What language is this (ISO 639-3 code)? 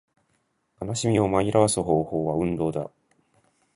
jpn